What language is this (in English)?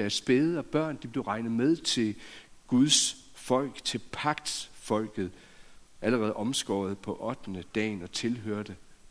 Danish